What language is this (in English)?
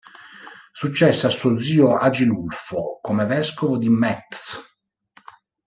Italian